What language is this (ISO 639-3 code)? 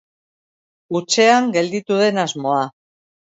eus